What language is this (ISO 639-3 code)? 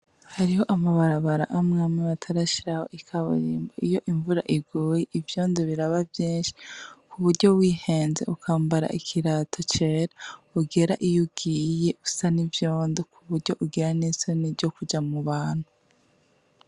run